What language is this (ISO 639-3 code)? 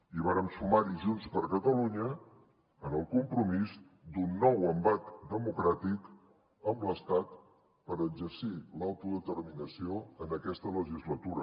cat